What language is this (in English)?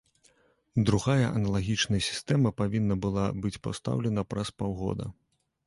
Belarusian